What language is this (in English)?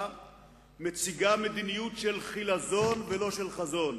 Hebrew